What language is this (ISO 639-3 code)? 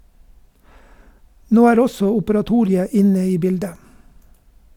nor